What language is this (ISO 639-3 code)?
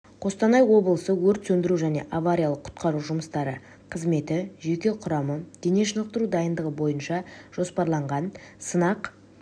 kaz